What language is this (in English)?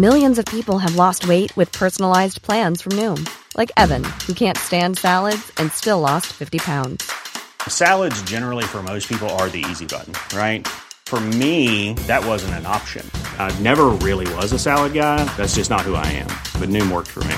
Persian